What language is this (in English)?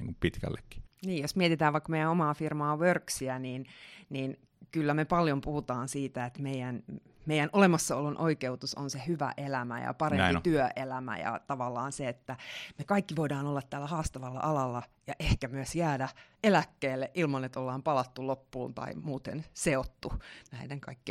Finnish